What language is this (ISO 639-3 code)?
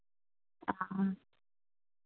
doi